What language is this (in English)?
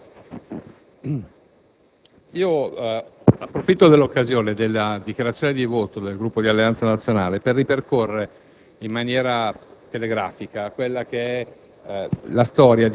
Italian